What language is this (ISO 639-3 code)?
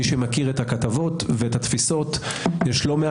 heb